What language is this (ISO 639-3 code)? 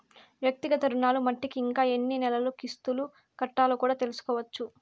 tel